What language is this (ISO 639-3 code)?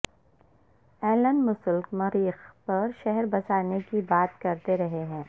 urd